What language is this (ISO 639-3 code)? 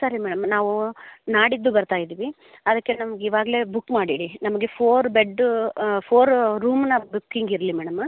kan